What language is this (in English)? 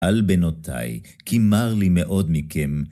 Hebrew